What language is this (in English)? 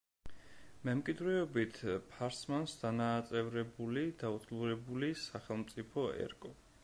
Georgian